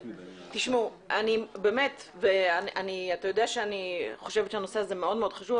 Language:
Hebrew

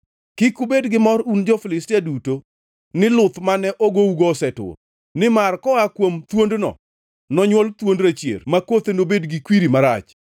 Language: Luo (Kenya and Tanzania)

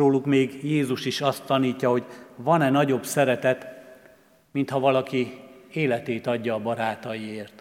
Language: Hungarian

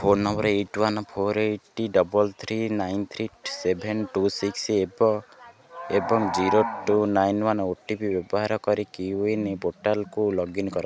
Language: Odia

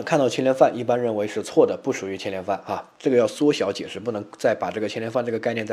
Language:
Chinese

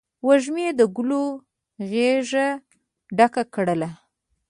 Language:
Pashto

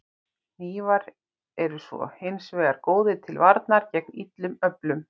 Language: Icelandic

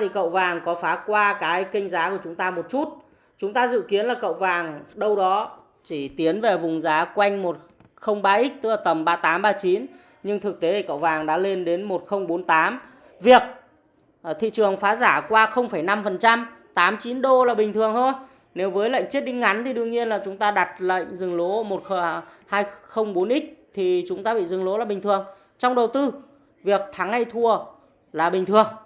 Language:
Vietnamese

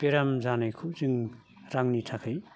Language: Bodo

